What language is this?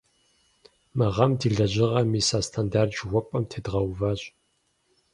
Kabardian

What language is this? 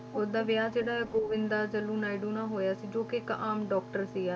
Punjabi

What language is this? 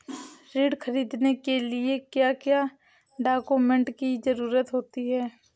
Hindi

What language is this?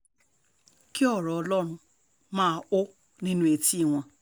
Yoruba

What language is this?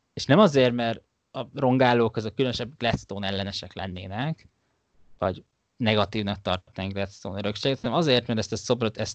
Hungarian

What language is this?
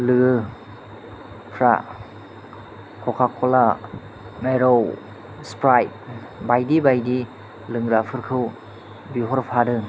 Bodo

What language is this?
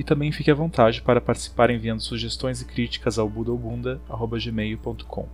Portuguese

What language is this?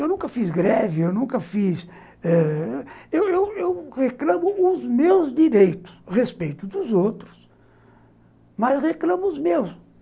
Portuguese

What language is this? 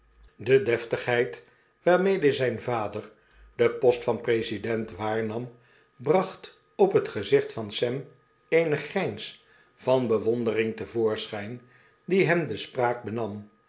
Dutch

